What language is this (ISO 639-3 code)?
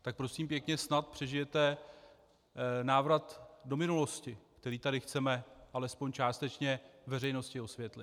ces